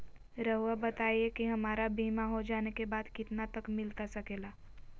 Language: Magahi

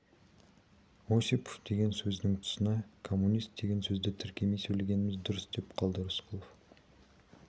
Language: Kazakh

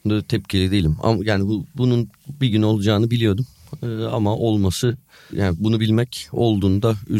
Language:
Turkish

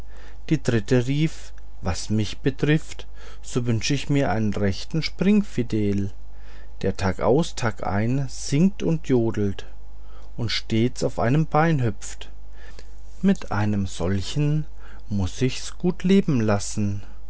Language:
German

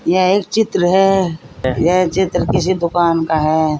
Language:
Hindi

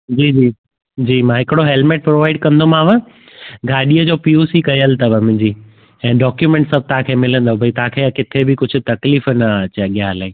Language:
Sindhi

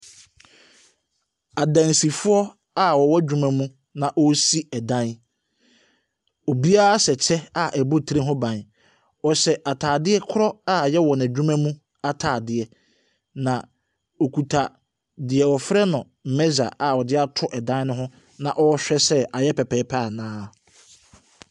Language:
Akan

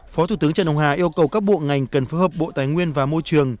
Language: Vietnamese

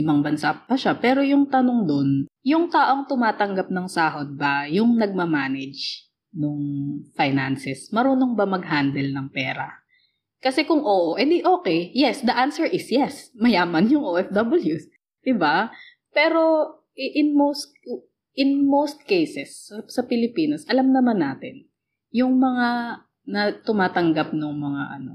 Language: Filipino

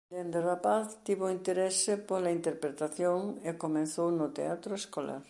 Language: Galician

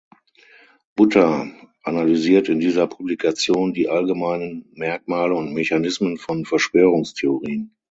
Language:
German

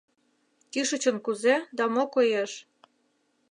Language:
Mari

